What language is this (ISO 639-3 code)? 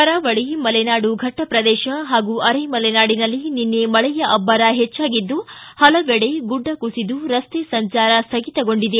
kan